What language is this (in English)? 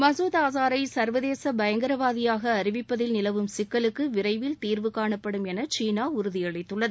Tamil